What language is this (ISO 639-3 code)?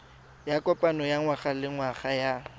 tsn